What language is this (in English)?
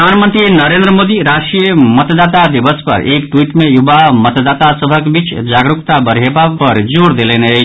Maithili